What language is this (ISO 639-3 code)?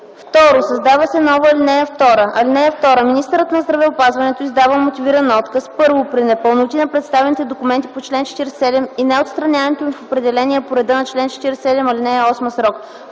bul